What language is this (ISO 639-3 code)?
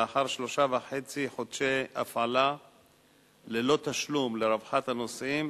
heb